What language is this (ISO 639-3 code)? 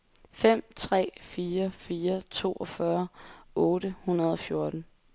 dan